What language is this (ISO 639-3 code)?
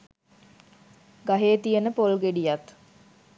sin